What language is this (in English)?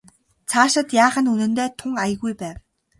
Mongolian